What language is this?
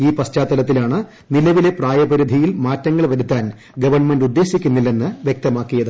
Malayalam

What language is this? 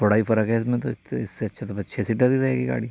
Urdu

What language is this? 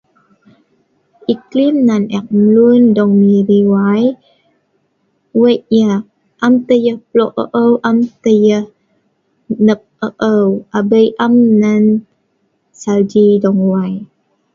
Sa'ban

